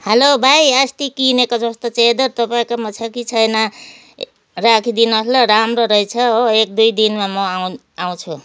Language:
Nepali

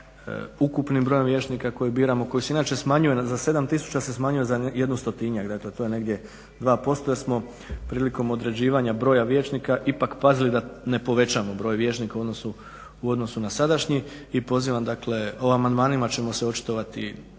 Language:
Croatian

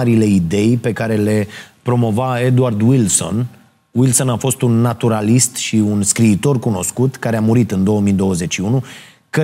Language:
Romanian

